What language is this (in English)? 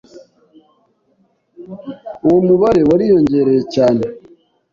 Kinyarwanda